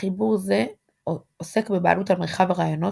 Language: Hebrew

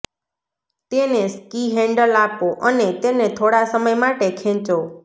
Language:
Gujarati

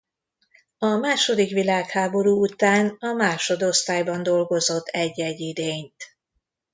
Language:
Hungarian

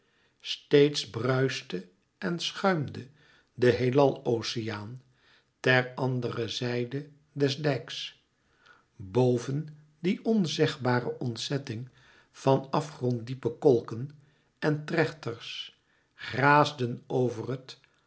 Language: Dutch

